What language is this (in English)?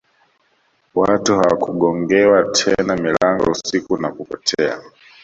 Swahili